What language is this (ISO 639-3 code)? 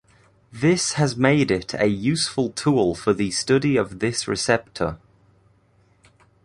eng